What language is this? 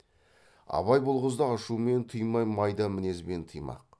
Kazakh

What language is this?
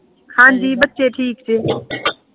Punjabi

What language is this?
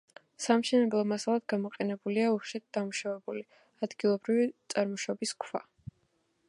Georgian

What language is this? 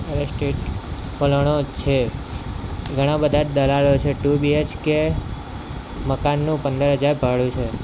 Gujarati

